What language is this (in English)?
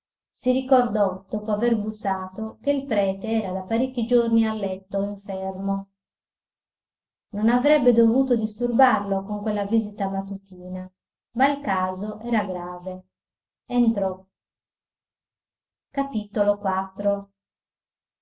Italian